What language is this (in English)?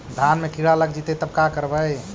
Magahi